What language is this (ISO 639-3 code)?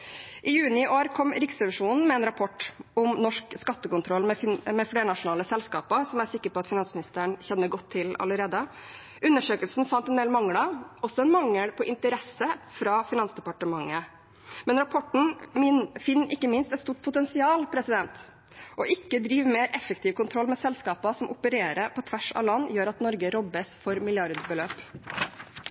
nob